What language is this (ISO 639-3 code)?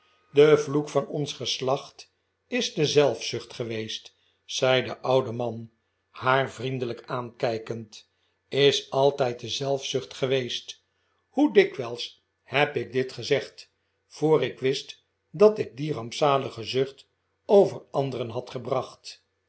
nld